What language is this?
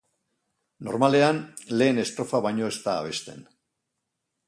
Basque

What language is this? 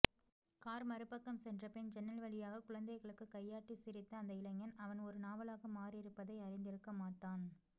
Tamil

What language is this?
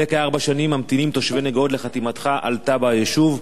Hebrew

